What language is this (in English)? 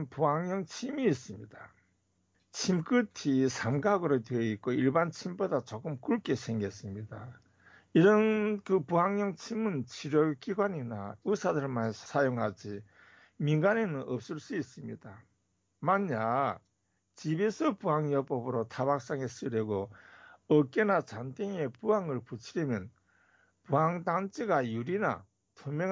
Korean